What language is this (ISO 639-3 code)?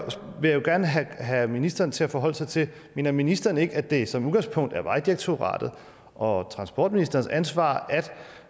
dan